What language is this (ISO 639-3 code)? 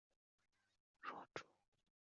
zho